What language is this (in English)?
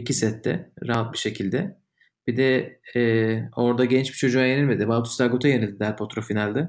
Turkish